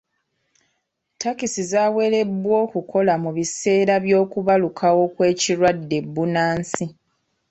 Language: Ganda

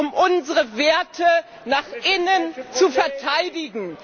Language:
German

